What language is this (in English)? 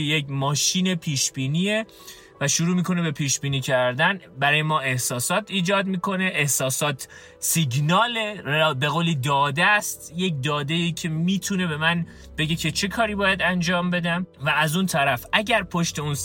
Persian